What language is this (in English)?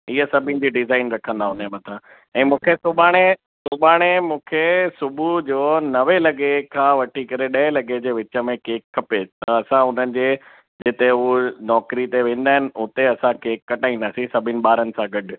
Sindhi